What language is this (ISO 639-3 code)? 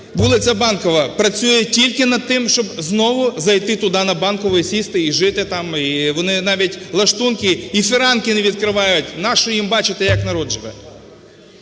ukr